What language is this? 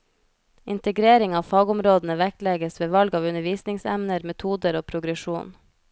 Norwegian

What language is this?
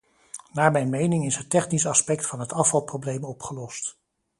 Dutch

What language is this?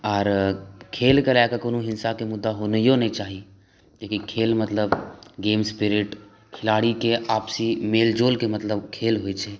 Maithili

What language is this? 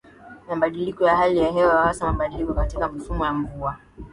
Swahili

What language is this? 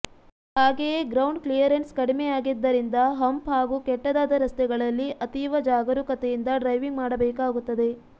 Kannada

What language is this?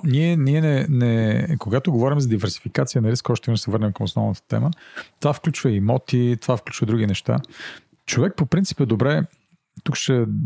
Bulgarian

